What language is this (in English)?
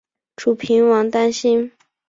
Chinese